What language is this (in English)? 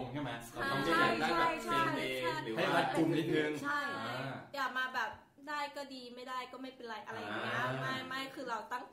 Thai